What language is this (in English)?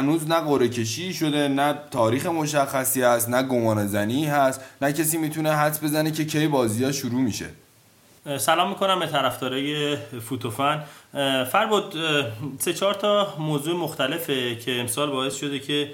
Persian